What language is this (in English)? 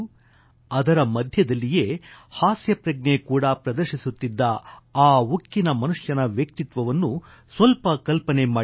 Kannada